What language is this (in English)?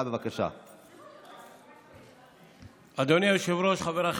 Hebrew